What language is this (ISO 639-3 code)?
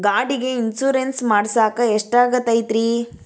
kan